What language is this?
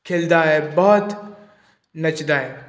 Punjabi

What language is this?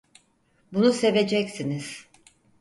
Turkish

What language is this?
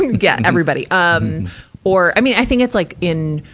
English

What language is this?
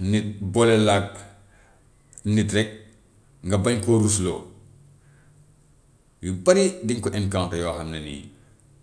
Gambian Wolof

